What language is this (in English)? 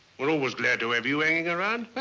English